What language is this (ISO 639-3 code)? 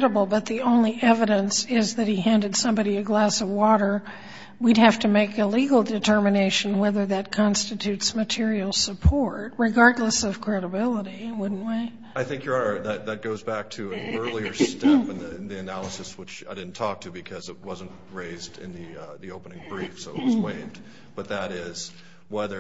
eng